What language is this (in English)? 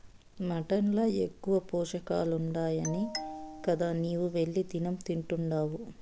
Telugu